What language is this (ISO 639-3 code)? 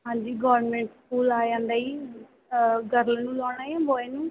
pan